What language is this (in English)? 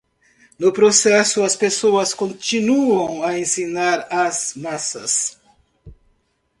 Portuguese